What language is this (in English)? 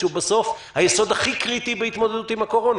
Hebrew